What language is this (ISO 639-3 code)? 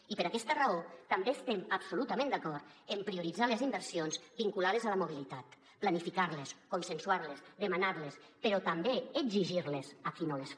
cat